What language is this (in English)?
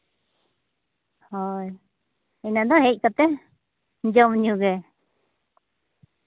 Santali